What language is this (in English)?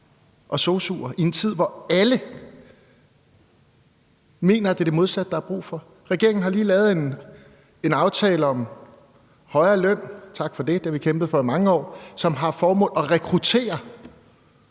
Danish